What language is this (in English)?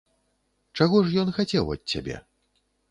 Belarusian